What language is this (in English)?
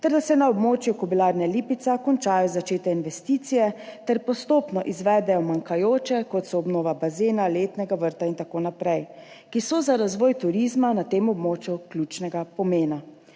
Slovenian